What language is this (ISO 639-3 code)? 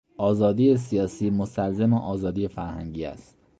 fas